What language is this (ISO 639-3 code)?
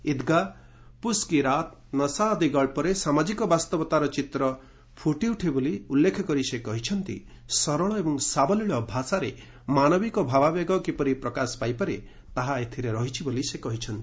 ori